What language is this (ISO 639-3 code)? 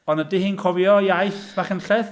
cym